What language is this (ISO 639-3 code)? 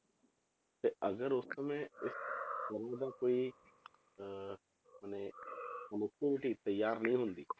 pan